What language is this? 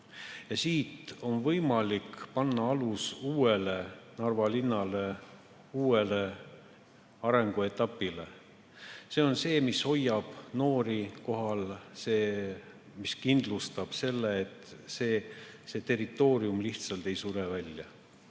Estonian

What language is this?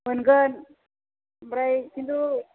Bodo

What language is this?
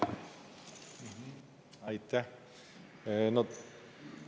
Estonian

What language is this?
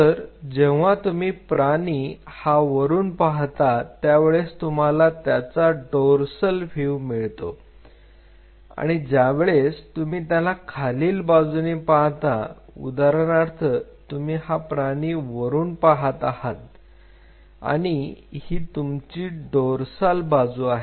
Marathi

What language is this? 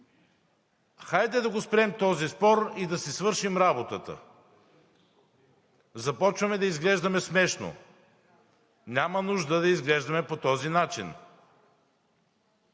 Bulgarian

